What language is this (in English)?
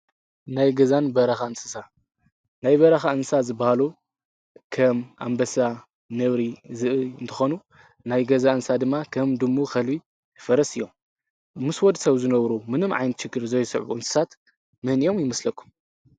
Tigrinya